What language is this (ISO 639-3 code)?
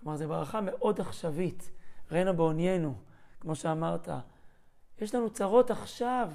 heb